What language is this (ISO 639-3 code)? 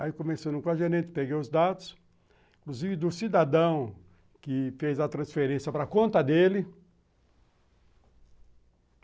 por